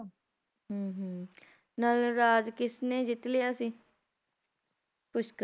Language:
Punjabi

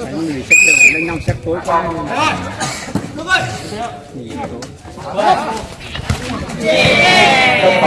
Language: Vietnamese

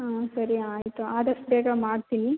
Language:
Kannada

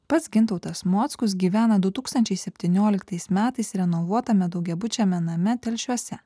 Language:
Lithuanian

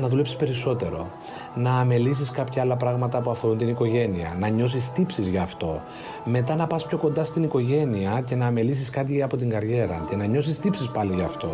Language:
Greek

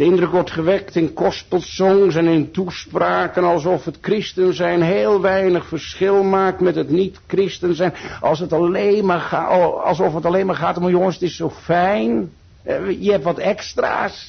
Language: Dutch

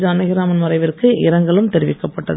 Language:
Tamil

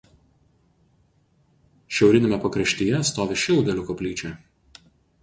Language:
Lithuanian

